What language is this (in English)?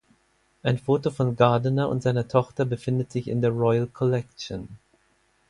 German